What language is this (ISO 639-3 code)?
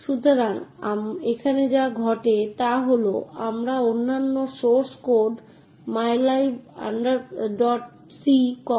ben